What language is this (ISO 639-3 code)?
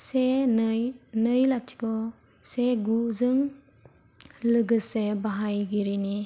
brx